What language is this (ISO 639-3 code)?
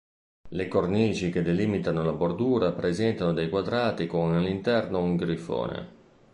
ita